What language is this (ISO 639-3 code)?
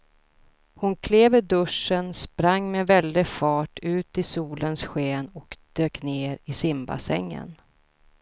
swe